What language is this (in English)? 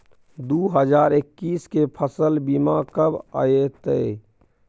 Maithili